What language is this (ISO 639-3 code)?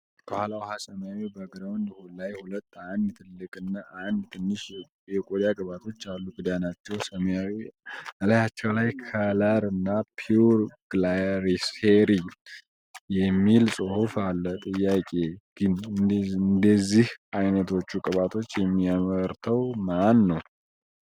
amh